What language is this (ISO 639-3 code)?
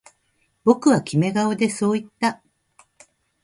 jpn